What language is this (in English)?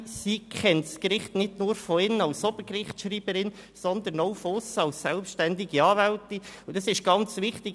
Swiss German